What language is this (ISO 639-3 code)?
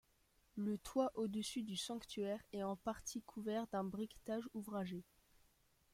fra